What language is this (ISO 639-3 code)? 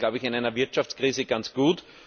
deu